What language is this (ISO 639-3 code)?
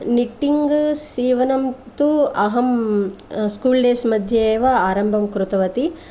san